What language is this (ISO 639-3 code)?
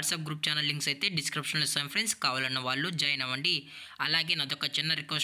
tel